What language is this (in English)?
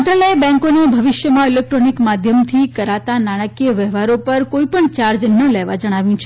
Gujarati